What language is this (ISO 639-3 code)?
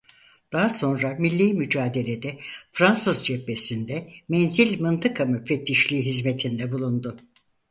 tur